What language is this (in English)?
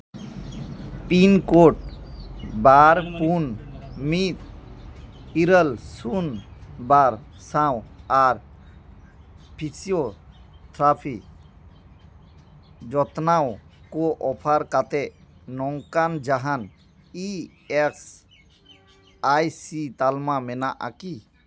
Santali